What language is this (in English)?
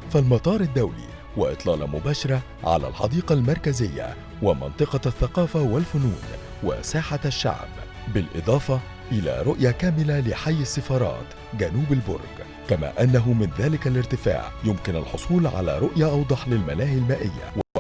Arabic